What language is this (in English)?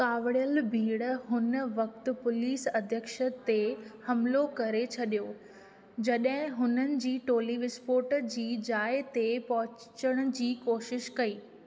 Sindhi